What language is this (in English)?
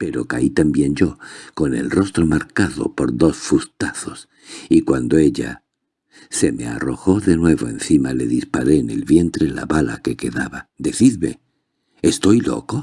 Spanish